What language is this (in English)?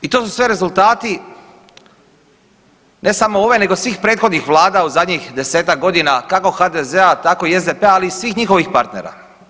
Croatian